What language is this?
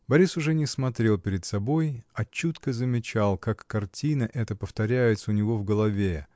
Russian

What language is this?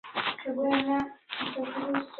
Swahili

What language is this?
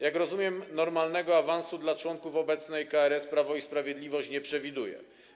Polish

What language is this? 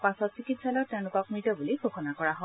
Assamese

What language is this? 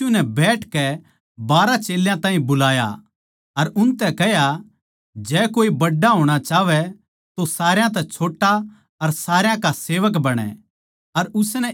Haryanvi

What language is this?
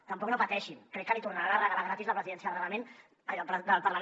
Catalan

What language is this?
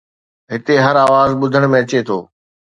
Sindhi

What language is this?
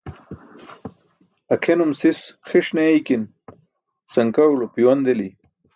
Burushaski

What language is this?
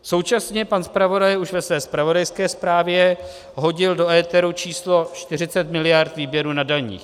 Czech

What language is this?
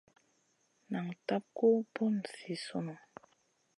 Masana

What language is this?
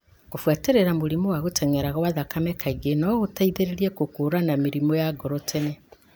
Kikuyu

